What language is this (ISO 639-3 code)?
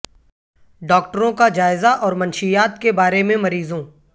urd